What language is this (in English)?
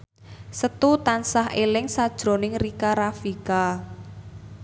Javanese